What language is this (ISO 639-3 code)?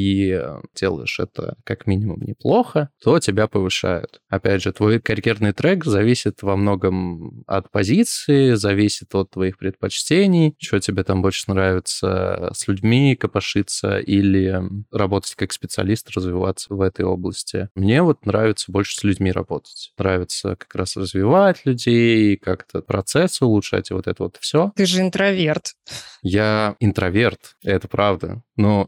rus